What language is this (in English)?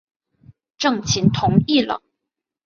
Chinese